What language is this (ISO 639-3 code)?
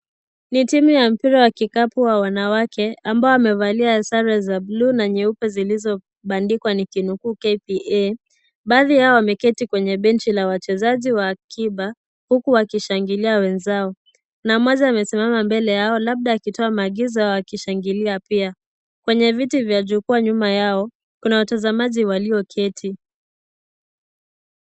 swa